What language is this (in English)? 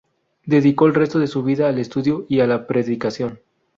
Spanish